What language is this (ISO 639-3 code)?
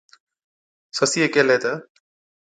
odk